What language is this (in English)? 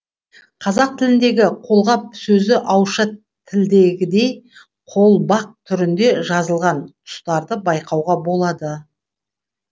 Kazakh